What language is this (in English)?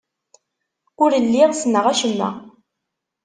Kabyle